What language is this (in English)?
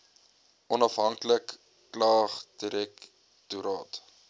Afrikaans